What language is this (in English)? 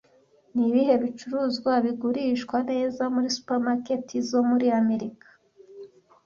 Kinyarwanda